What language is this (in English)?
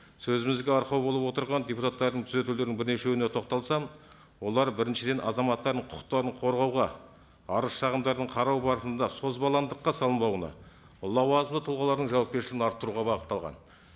Kazakh